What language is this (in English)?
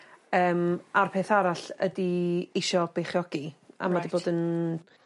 Welsh